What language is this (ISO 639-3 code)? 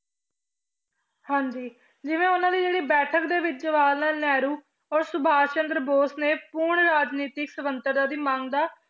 pan